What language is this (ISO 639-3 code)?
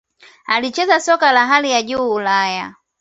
swa